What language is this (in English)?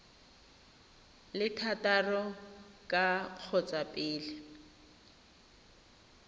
Tswana